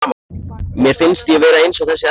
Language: Icelandic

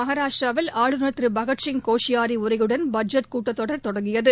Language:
Tamil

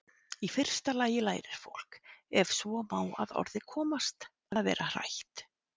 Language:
Icelandic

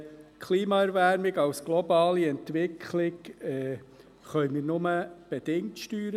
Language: Swiss German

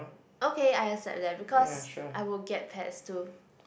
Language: English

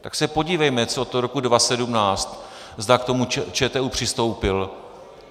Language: Czech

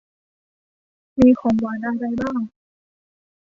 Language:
Thai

